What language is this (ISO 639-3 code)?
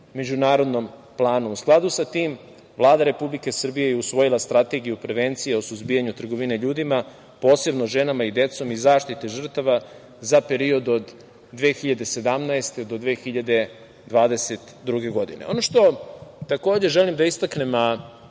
srp